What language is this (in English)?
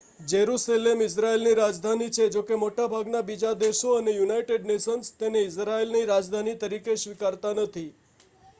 Gujarati